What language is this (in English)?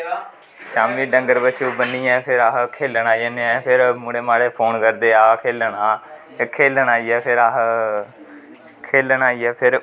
Dogri